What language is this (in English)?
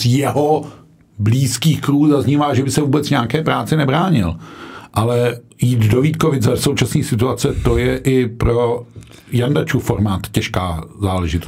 Czech